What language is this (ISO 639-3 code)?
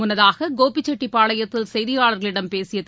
tam